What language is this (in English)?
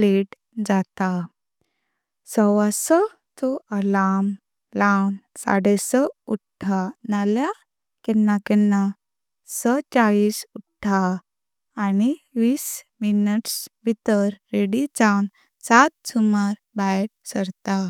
Konkani